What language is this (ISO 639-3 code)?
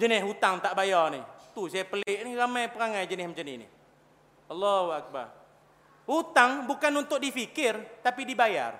msa